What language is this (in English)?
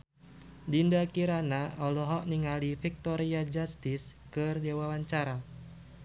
Sundanese